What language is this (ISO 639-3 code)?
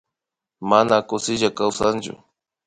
qvi